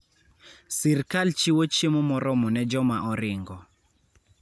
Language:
Luo (Kenya and Tanzania)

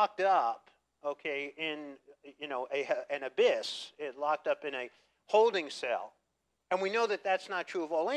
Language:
English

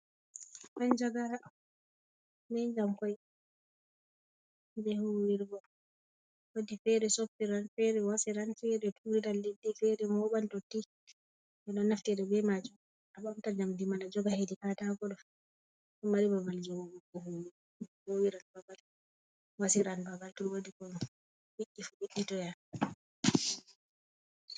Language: Fula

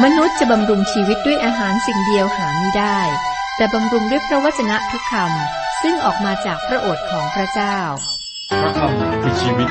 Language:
Thai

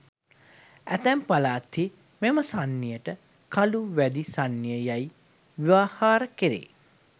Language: Sinhala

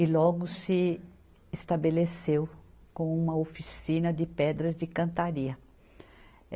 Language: Portuguese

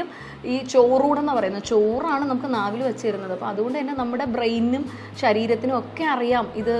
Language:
Malayalam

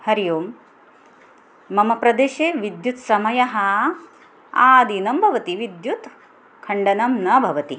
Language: Sanskrit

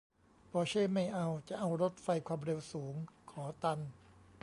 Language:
Thai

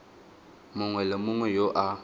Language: Tswana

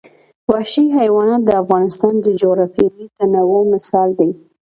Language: Pashto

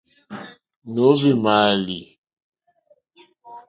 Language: Mokpwe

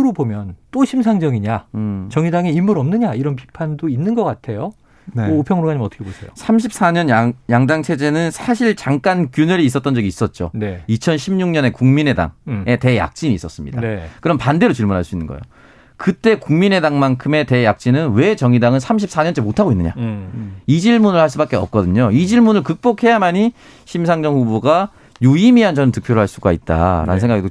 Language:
Korean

